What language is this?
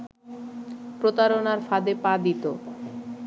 Bangla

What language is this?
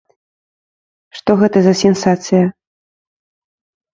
Belarusian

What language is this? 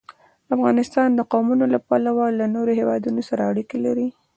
Pashto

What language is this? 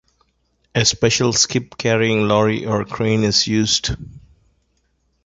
English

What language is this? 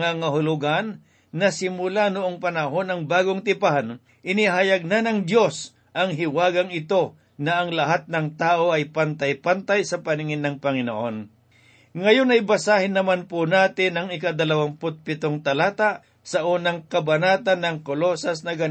Filipino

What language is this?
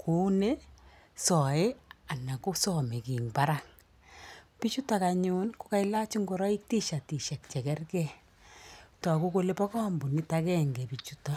Kalenjin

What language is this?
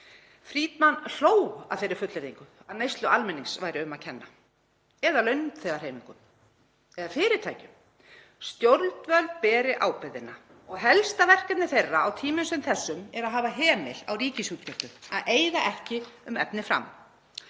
Icelandic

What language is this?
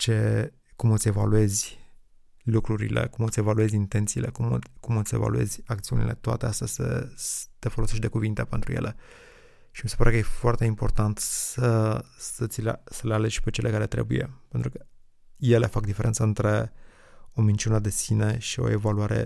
Romanian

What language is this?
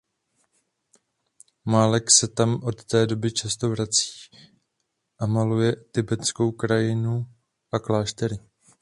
Czech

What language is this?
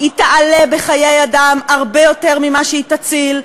Hebrew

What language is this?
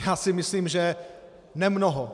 Czech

